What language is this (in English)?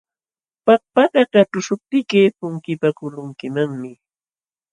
Jauja Wanca Quechua